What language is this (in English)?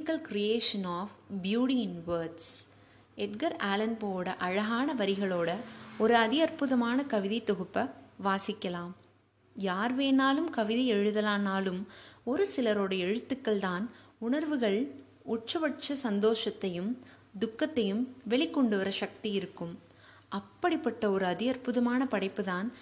Tamil